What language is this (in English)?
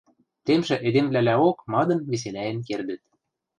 Western Mari